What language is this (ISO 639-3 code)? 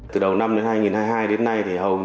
vie